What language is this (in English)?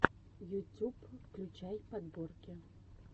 Russian